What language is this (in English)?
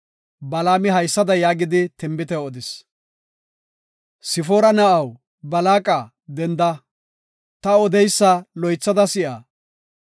Gofa